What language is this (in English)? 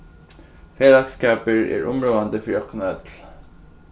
Faroese